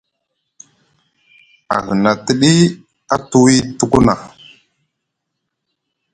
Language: Musgu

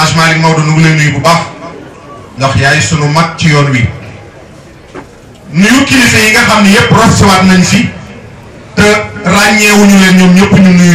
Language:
Greek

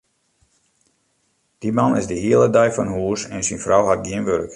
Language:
Western Frisian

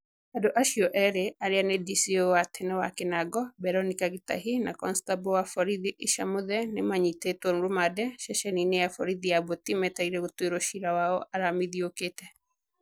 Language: Kikuyu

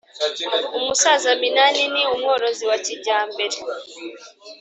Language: Kinyarwanda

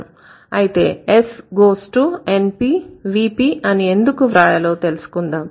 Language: Telugu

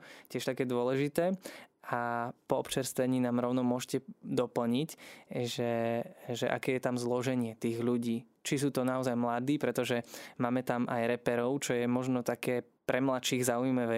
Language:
Slovak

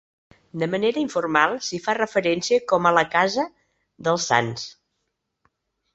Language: Catalan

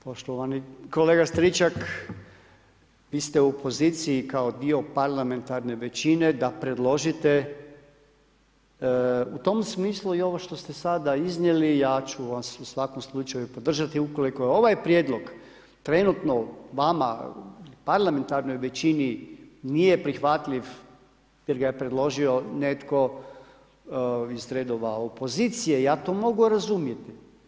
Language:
Croatian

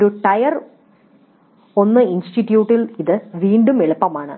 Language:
Malayalam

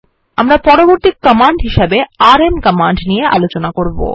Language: Bangla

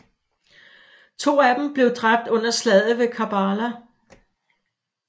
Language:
Danish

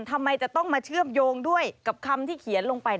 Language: Thai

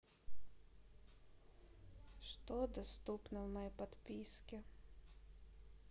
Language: Russian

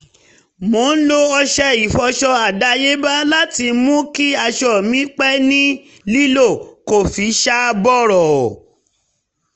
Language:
Yoruba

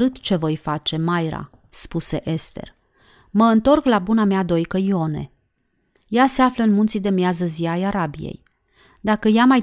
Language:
Romanian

